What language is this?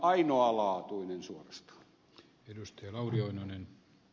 Finnish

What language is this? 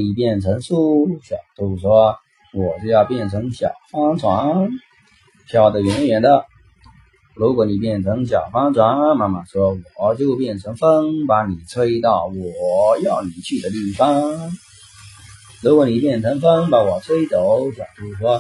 Chinese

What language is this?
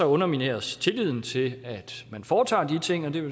Danish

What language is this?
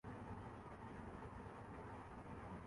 Urdu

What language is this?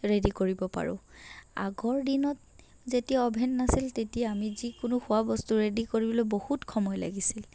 Assamese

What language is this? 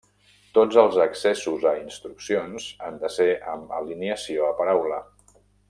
Catalan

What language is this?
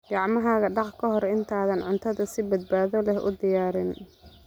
Somali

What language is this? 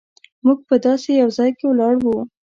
Pashto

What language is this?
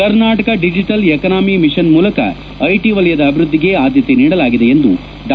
Kannada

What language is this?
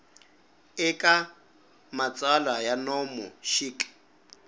Tsonga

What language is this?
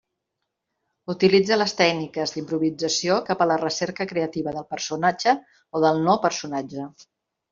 Catalan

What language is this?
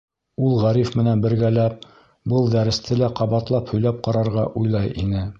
Bashkir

